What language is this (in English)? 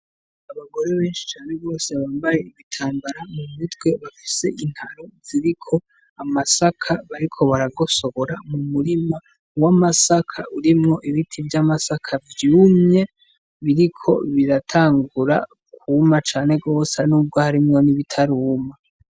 Rundi